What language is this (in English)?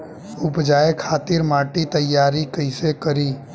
Bhojpuri